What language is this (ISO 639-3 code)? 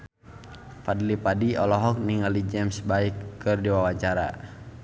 sun